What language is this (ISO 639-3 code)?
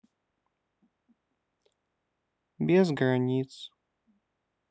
rus